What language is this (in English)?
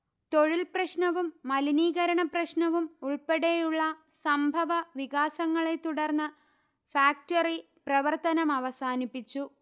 Malayalam